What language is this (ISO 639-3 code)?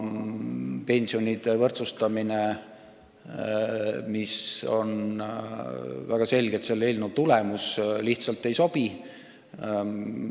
est